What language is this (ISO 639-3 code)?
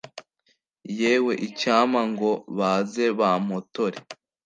kin